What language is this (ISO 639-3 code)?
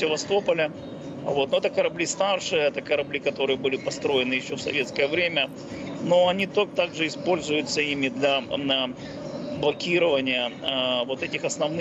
rus